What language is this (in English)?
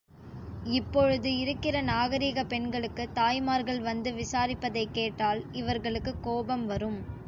Tamil